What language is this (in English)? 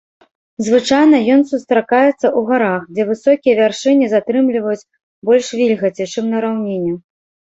Belarusian